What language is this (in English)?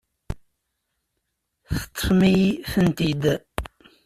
Kabyle